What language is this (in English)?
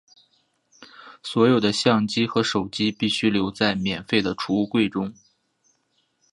Chinese